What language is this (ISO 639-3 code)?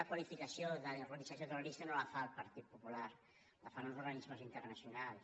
cat